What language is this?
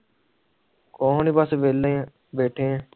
Punjabi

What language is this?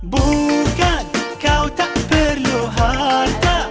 Indonesian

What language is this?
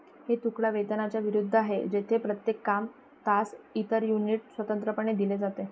Marathi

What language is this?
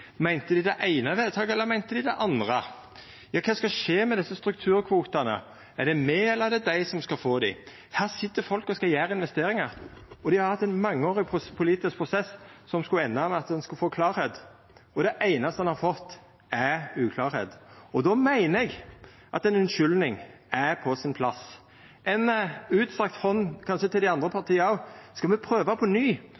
Norwegian Nynorsk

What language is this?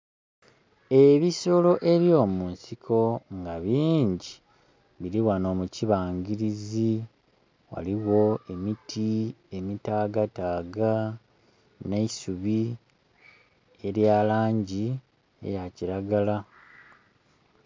Soga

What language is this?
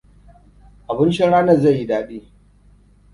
Hausa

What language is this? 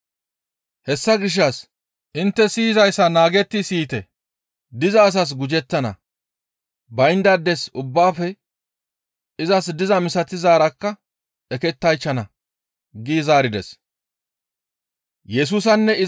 Gamo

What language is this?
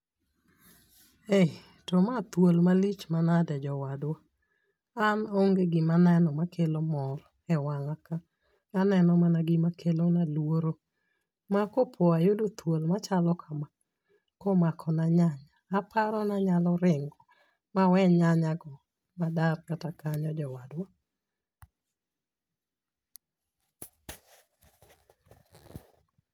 Luo (Kenya and Tanzania)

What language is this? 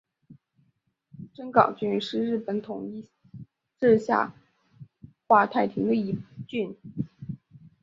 Chinese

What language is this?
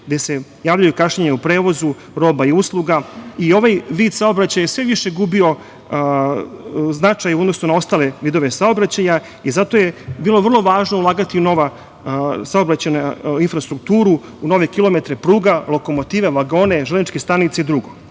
Serbian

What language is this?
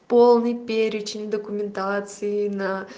Russian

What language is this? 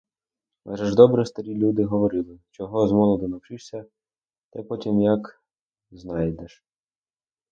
Ukrainian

